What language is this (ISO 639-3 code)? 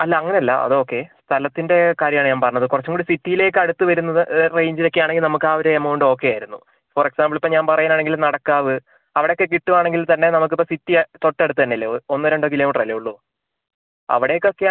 mal